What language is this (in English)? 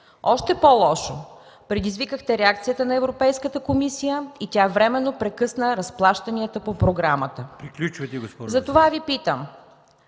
Bulgarian